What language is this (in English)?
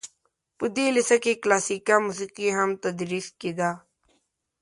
Pashto